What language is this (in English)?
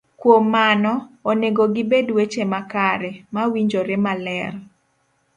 Luo (Kenya and Tanzania)